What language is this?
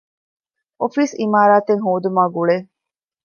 Divehi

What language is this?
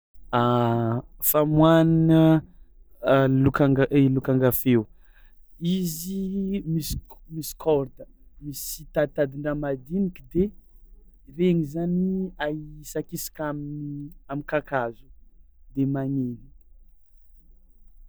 Tsimihety Malagasy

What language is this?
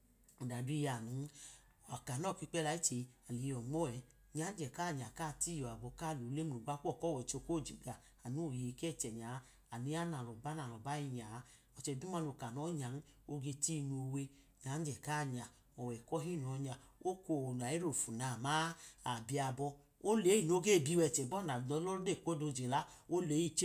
Idoma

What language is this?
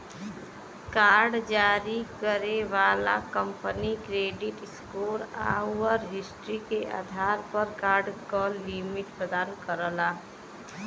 Bhojpuri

